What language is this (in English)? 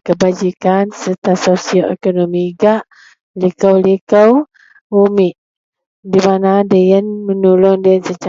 Central Melanau